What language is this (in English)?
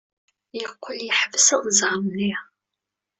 Kabyle